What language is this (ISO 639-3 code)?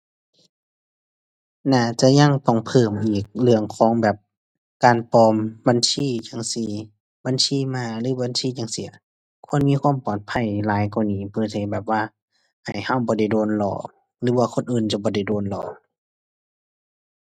tha